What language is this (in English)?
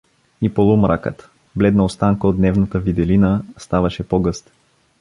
Bulgarian